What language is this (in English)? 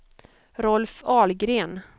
Swedish